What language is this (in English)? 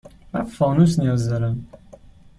Persian